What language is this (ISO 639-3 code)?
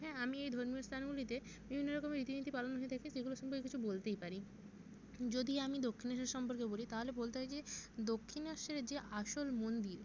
ben